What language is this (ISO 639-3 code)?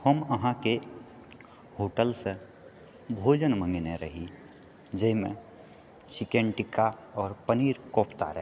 mai